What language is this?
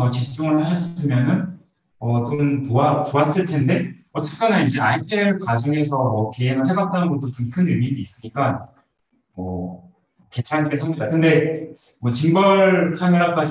Korean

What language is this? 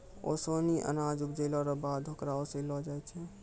Maithili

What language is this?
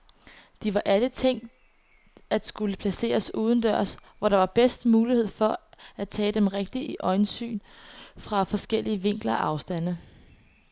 Danish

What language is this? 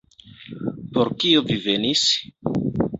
Esperanto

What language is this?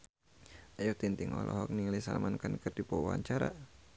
Sundanese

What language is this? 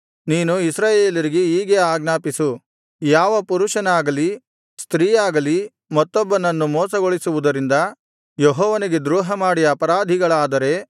Kannada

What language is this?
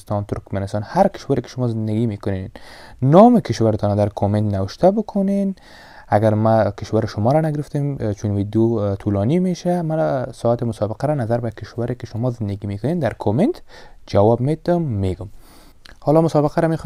Persian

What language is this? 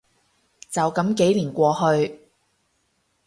Cantonese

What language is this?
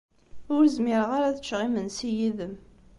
Kabyle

